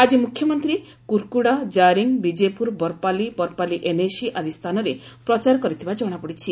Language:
Odia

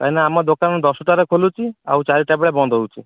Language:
Odia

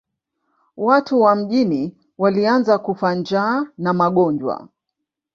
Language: Swahili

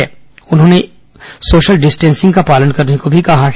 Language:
Hindi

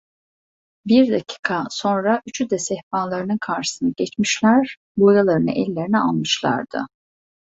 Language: Turkish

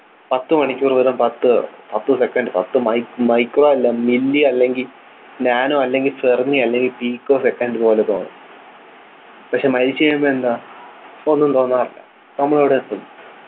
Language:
Malayalam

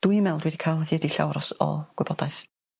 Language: Welsh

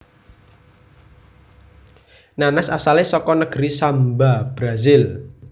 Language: Javanese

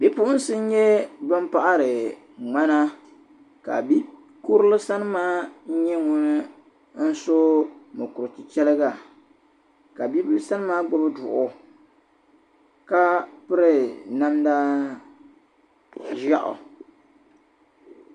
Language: Dagbani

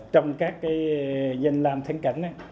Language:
Vietnamese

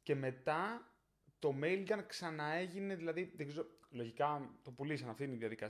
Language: Greek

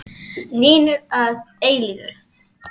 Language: Icelandic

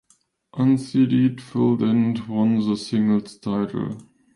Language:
English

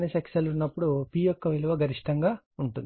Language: Telugu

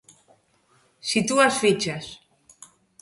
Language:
Galician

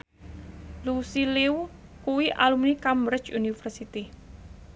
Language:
Javanese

